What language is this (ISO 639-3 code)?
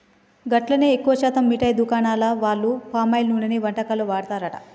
tel